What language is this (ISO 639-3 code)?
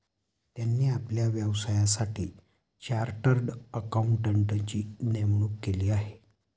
mar